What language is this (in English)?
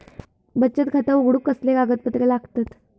Marathi